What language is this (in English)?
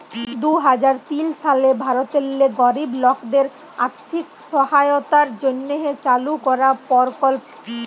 Bangla